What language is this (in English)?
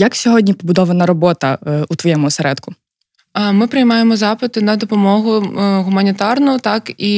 Ukrainian